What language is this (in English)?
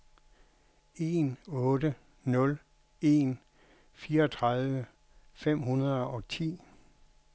Danish